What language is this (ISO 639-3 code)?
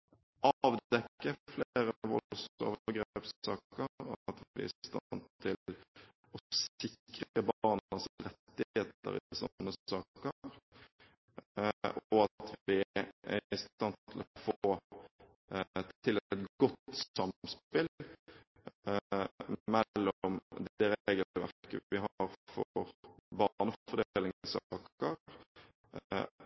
nob